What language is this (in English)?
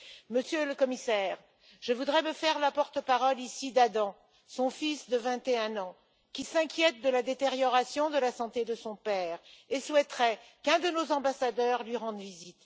French